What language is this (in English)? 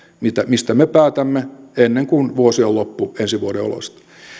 Finnish